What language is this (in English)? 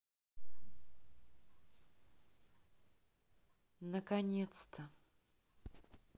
Russian